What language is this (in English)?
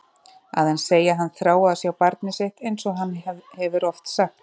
Icelandic